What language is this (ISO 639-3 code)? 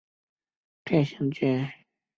zho